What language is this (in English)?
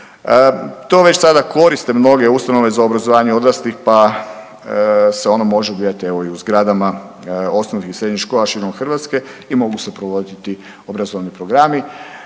Croatian